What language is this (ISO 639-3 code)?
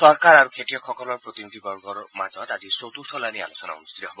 asm